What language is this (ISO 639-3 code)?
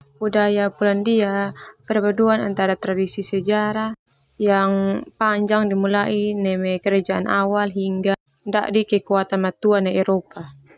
twu